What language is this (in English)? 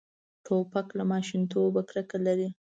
Pashto